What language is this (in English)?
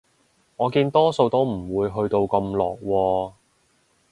Cantonese